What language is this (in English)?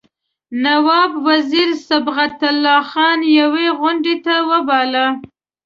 Pashto